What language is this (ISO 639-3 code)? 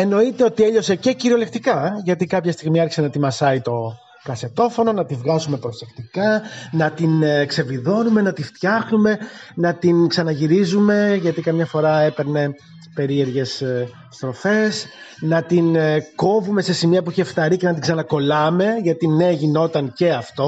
ell